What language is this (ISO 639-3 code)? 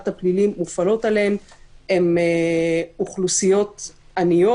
heb